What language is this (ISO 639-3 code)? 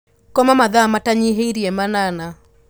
kik